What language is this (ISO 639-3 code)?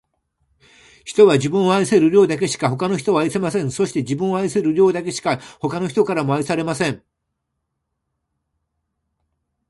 jpn